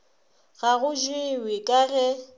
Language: Northern Sotho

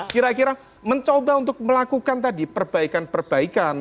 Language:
Indonesian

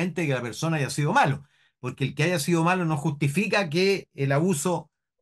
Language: Spanish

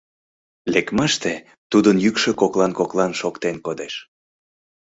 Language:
Mari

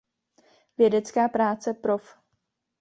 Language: Czech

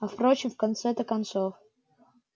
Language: Russian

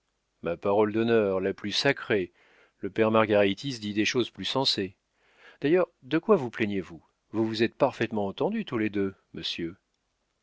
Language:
French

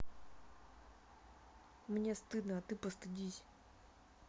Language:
Russian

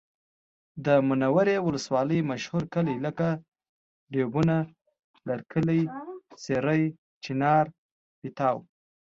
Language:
Pashto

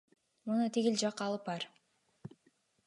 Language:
Kyrgyz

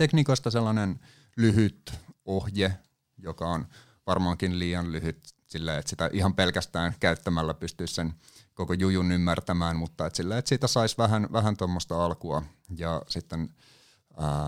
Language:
Finnish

